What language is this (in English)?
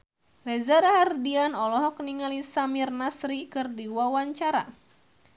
Sundanese